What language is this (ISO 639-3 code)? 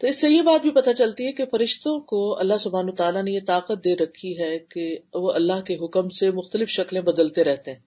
urd